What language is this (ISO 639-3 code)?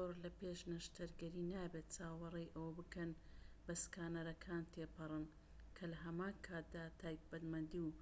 ckb